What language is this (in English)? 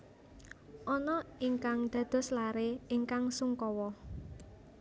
Javanese